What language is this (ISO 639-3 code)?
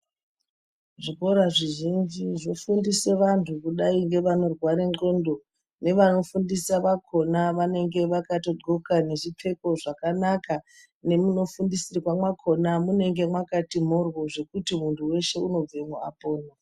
ndc